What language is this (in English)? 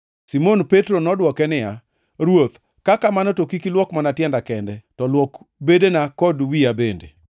Luo (Kenya and Tanzania)